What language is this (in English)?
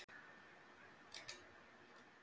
Icelandic